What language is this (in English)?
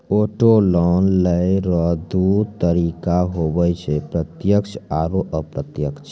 Maithili